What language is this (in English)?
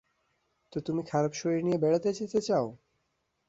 Bangla